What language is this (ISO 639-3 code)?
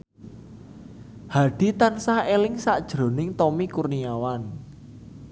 jav